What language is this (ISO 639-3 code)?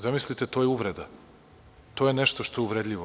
srp